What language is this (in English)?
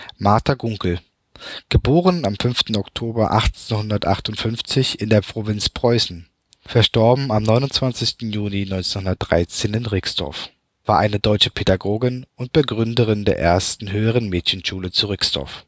German